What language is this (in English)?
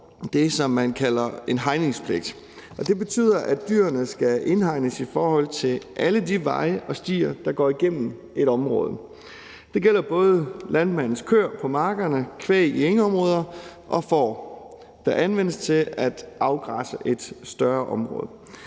Danish